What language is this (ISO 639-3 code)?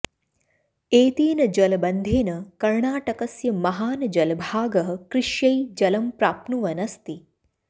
san